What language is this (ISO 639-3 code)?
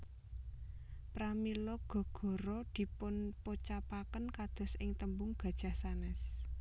jav